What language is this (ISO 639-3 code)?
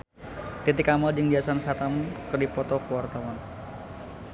sun